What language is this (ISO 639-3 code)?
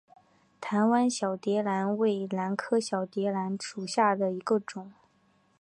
zho